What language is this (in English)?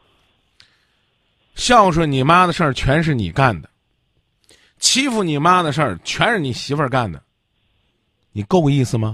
Chinese